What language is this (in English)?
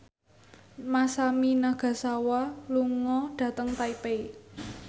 Javanese